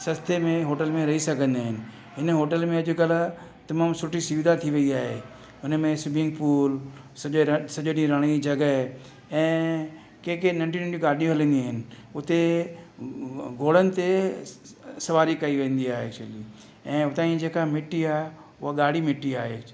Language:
Sindhi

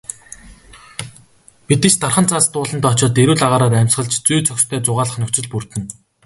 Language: Mongolian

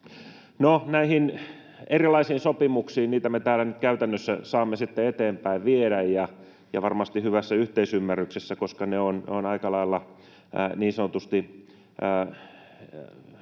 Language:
Finnish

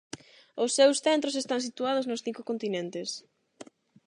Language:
Galician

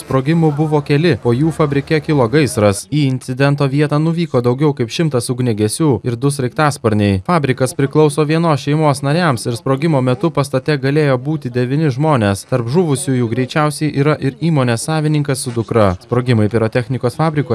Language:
Spanish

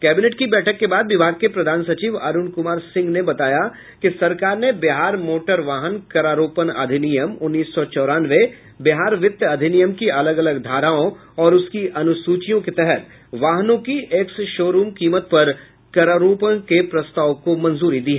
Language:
Hindi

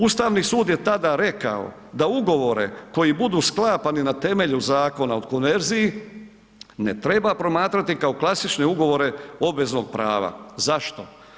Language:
Croatian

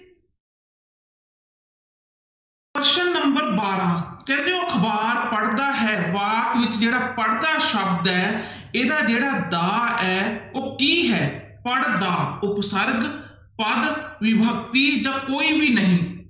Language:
Punjabi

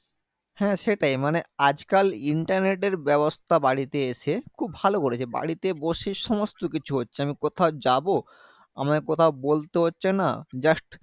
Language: Bangla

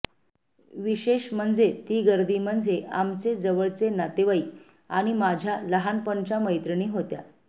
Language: Marathi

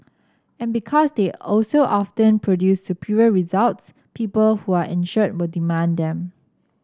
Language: English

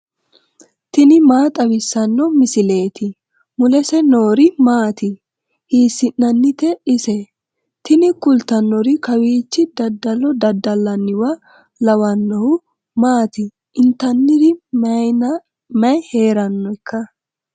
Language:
Sidamo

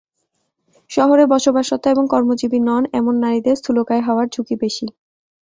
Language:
Bangla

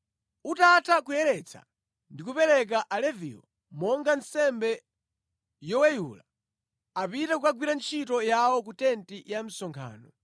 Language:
Nyanja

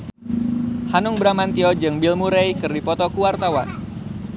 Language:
Sundanese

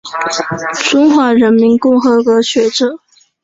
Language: Chinese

